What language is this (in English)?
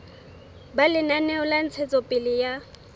Southern Sotho